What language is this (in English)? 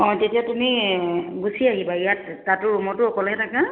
Assamese